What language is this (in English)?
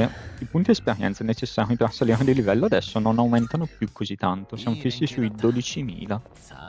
Italian